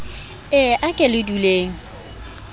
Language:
Southern Sotho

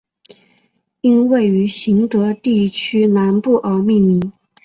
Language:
Chinese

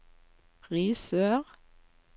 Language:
Norwegian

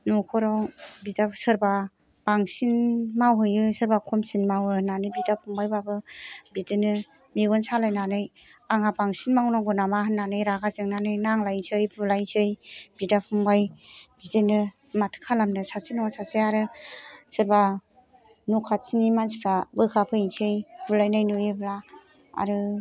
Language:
Bodo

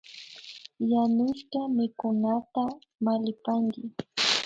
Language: Imbabura Highland Quichua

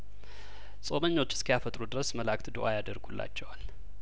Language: Amharic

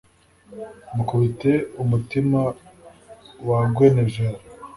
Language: Kinyarwanda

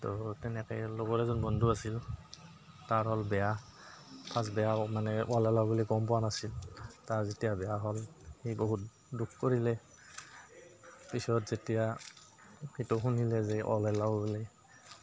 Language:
Assamese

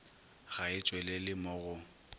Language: Northern Sotho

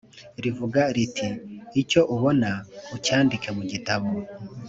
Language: Kinyarwanda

